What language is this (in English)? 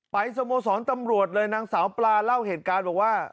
Thai